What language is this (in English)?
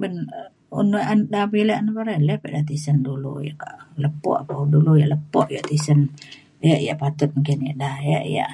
Mainstream Kenyah